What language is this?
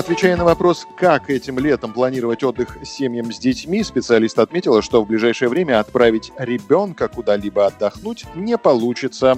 Russian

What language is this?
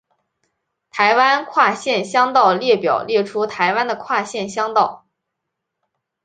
Chinese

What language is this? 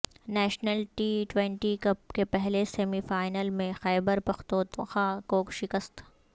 Urdu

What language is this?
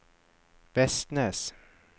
Norwegian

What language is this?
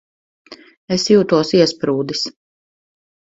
Latvian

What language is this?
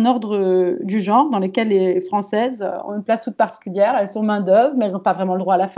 French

